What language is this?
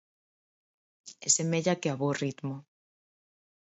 Galician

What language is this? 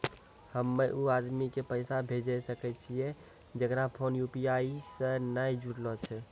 Maithili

